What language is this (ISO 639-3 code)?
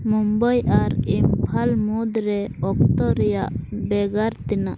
sat